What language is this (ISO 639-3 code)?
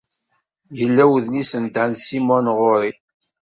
kab